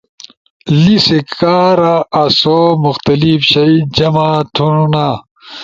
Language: Ushojo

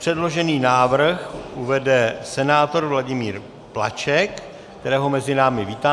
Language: Czech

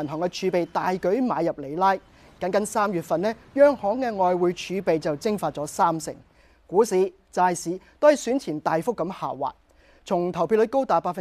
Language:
Chinese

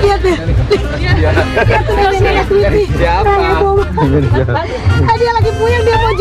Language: Indonesian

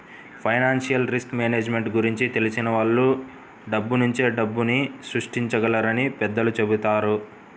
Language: Telugu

